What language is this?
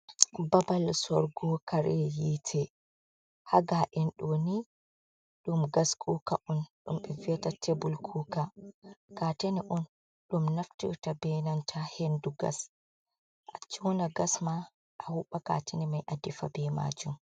Fula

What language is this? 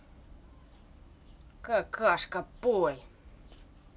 Russian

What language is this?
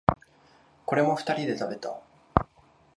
Japanese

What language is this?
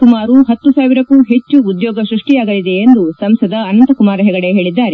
Kannada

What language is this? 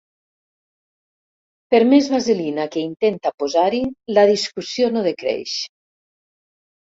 Catalan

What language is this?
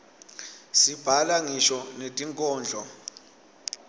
Swati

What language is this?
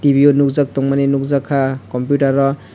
Kok Borok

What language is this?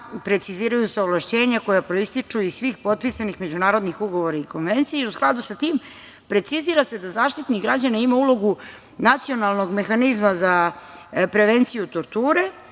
Serbian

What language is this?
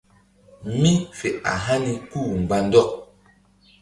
Mbum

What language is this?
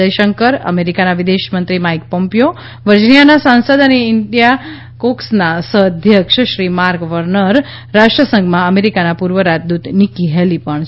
Gujarati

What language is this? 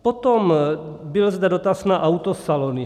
Czech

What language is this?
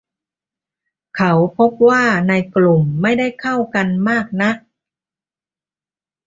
Thai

